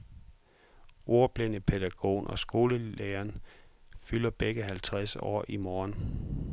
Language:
Danish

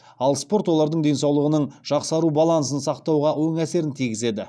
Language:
Kazakh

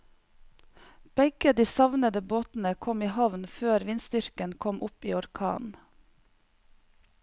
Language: Norwegian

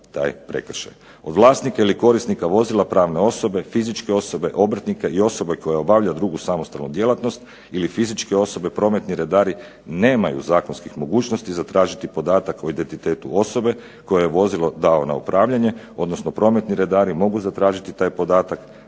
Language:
Croatian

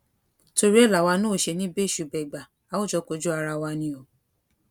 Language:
Yoruba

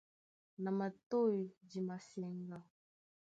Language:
Duala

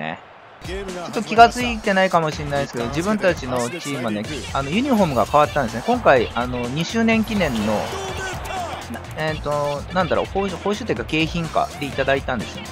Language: Japanese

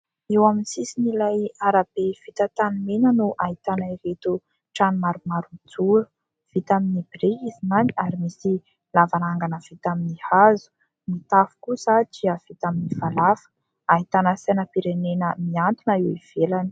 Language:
Malagasy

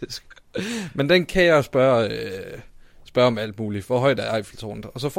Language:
Danish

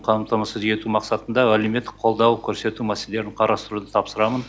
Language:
Kazakh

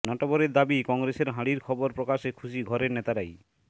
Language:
Bangla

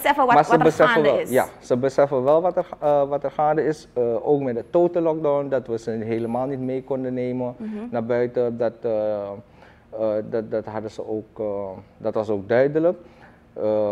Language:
Dutch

